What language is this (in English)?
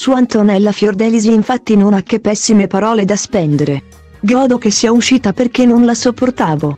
Italian